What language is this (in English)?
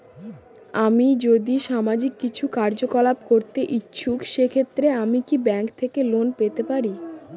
Bangla